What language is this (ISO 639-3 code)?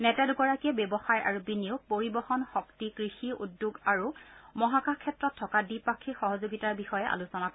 asm